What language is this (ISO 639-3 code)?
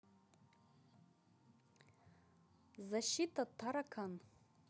rus